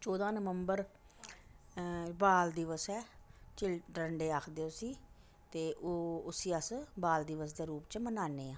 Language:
Dogri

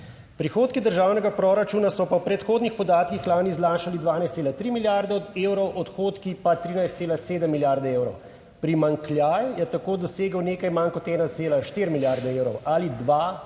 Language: Slovenian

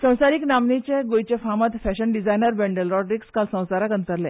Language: Konkani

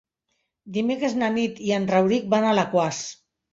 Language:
Catalan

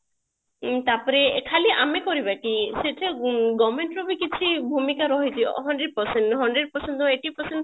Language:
Odia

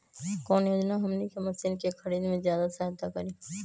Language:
Magahi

